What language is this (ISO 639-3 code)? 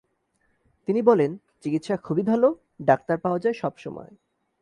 ben